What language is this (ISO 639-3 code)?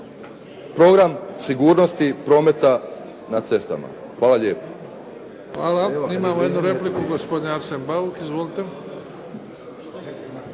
hrv